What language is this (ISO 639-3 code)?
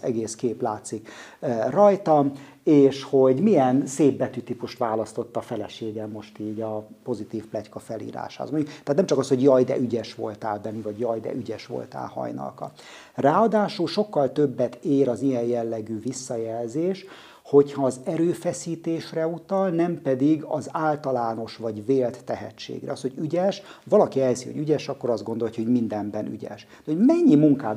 hun